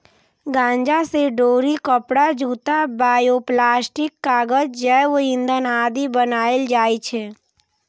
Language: Maithili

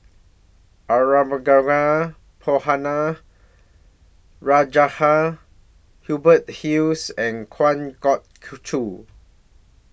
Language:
English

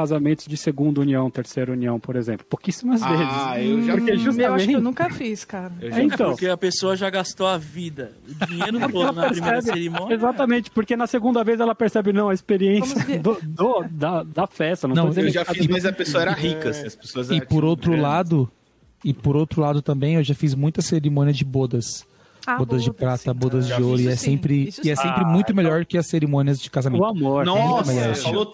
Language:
Portuguese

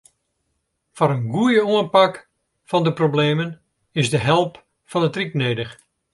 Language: Western Frisian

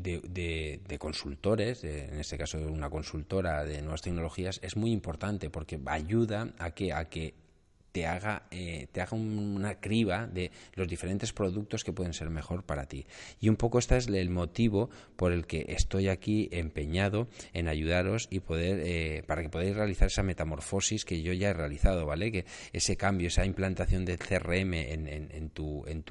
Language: Spanish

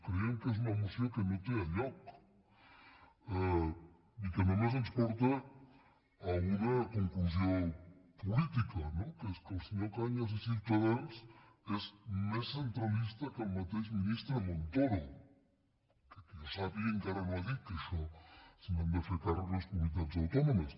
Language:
Catalan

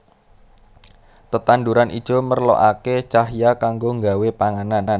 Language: Javanese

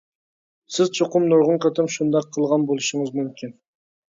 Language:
Uyghur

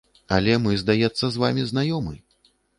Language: Belarusian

